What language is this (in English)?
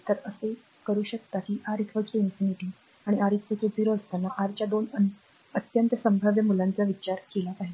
Marathi